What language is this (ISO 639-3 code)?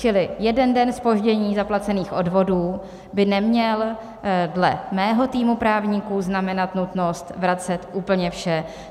ces